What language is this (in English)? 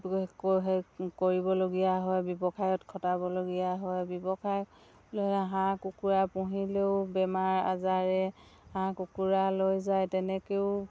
Assamese